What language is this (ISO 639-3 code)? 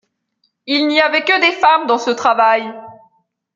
fra